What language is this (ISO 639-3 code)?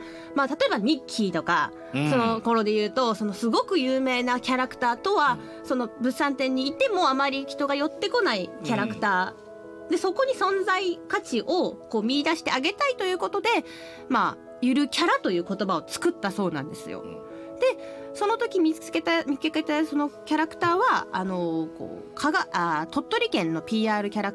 jpn